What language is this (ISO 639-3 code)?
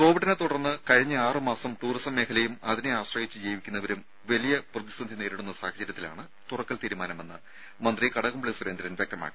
mal